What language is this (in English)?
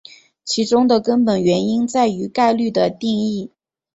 Chinese